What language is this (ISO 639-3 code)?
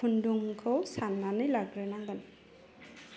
brx